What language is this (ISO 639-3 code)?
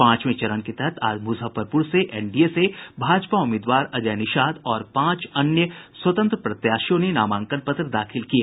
hin